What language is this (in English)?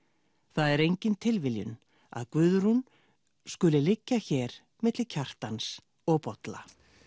Icelandic